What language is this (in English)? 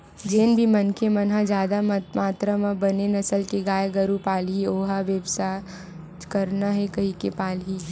Chhattisgarhi